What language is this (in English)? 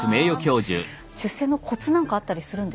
Japanese